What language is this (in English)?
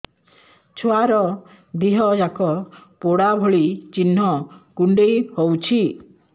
Odia